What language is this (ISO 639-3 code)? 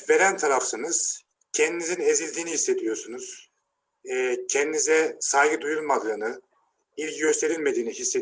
tur